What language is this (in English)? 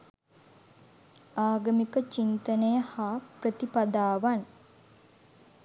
Sinhala